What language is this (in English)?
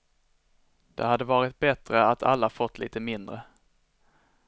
Swedish